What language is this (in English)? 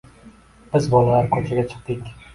Uzbek